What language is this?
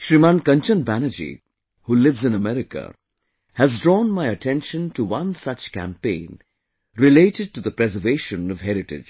English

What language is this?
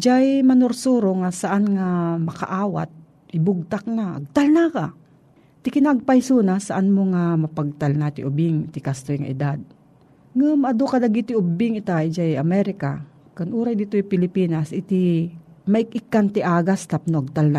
Filipino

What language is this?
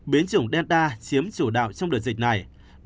Vietnamese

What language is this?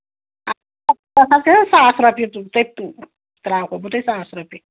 Kashmiri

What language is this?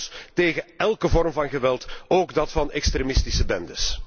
Dutch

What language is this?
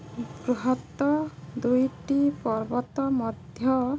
Odia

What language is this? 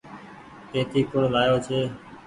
Goaria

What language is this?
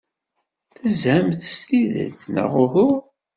Kabyle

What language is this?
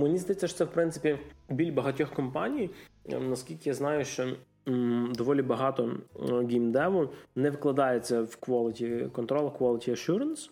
Ukrainian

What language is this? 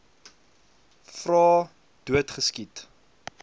Afrikaans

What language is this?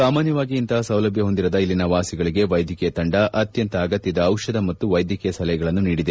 Kannada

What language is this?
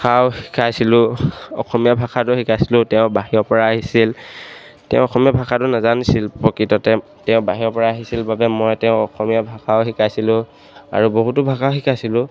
Assamese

